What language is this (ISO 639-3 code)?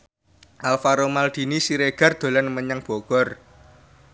jav